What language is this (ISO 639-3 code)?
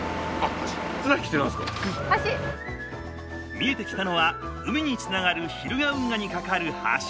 jpn